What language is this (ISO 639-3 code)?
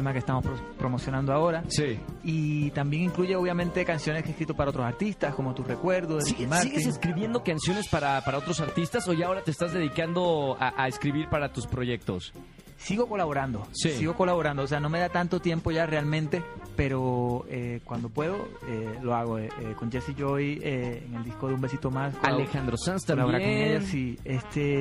spa